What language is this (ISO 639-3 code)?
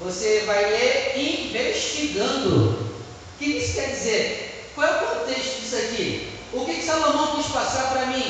por